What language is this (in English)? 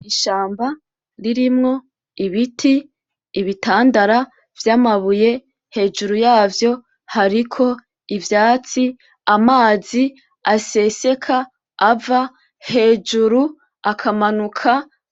Rundi